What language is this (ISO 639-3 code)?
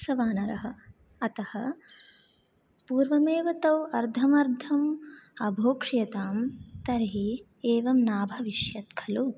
san